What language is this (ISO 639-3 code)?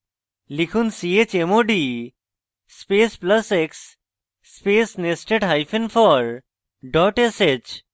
ben